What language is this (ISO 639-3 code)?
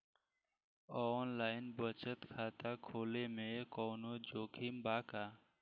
bho